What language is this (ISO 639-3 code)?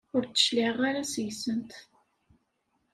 kab